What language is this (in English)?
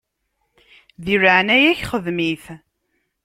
Kabyle